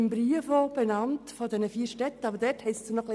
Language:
Swiss German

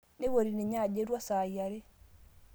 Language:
Masai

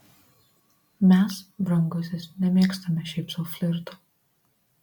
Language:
Lithuanian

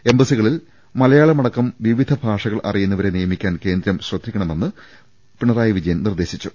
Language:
Malayalam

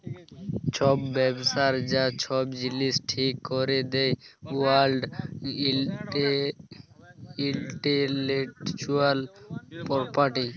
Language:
Bangla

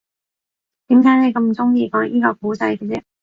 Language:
Cantonese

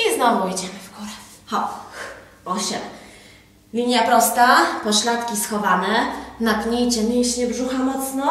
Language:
Polish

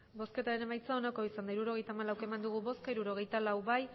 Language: Basque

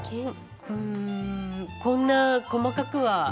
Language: Japanese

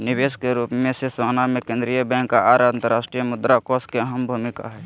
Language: Magahi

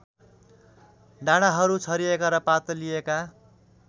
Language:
Nepali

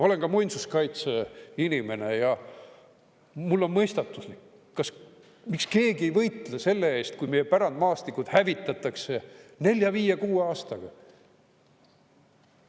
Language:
Estonian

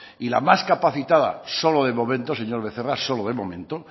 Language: Spanish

